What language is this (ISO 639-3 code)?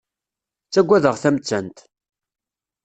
kab